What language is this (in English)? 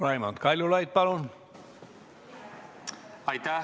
Estonian